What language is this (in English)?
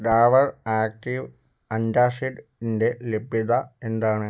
Malayalam